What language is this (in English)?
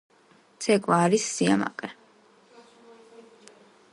Georgian